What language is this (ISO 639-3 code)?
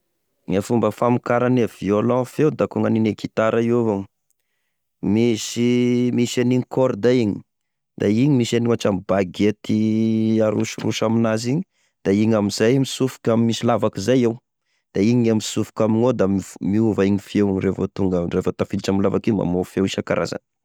tkg